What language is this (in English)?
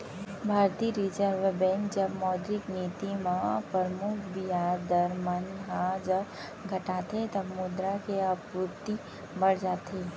Chhattisgarhi